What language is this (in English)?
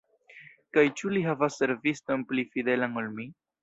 Esperanto